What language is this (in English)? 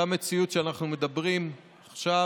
Hebrew